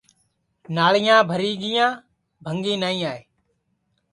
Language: Sansi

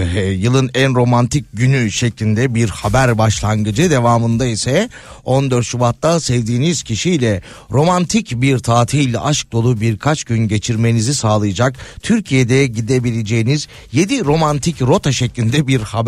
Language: Turkish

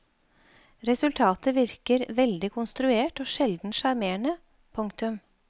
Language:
Norwegian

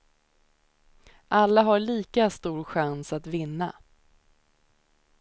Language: Swedish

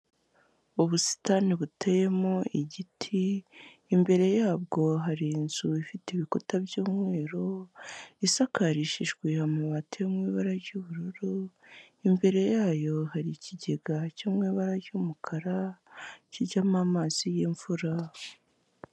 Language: Kinyarwanda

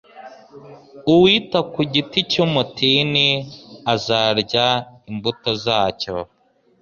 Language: Kinyarwanda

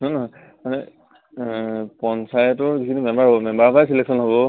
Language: Assamese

